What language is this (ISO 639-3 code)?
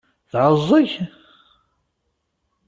kab